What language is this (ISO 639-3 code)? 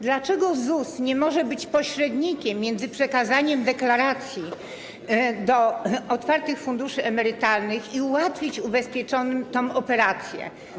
pol